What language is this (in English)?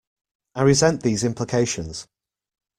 English